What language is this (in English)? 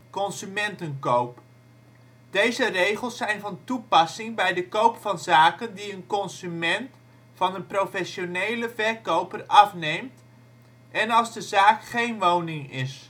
Dutch